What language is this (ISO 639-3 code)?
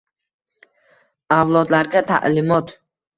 uzb